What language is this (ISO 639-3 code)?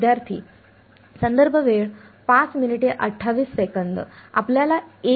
mar